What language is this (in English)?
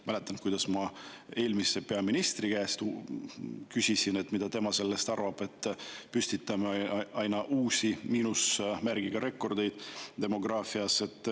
Estonian